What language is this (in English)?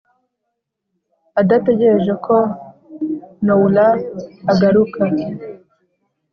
Kinyarwanda